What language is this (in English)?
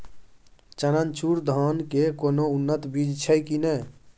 Maithili